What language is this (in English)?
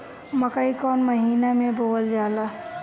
Bhojpuri